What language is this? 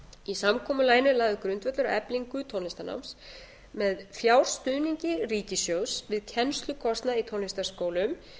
Icelandic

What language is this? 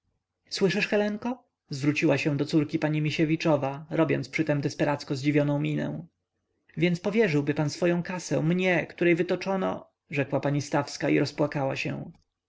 Polish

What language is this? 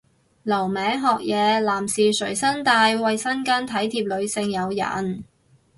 Cantonese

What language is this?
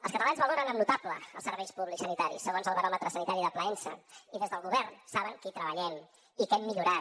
Catalan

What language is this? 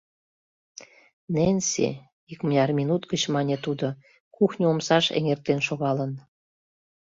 Mari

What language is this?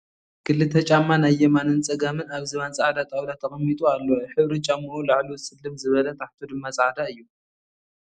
Tigrinya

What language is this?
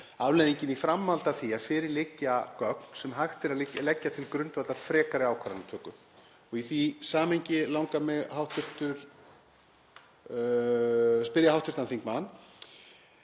Icelandic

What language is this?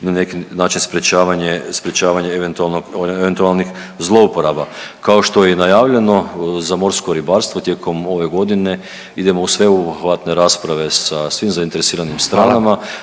Croatian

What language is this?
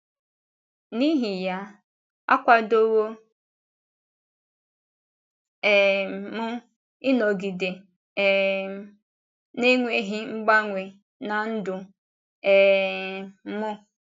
Igbo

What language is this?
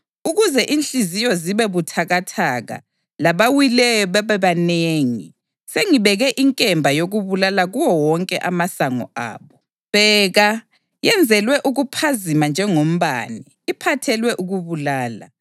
North Ndebele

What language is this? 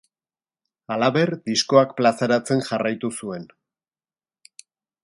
Basque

